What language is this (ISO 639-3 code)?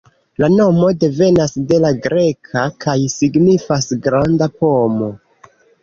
epo